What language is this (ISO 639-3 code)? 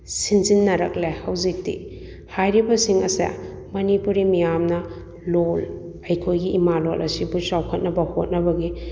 mni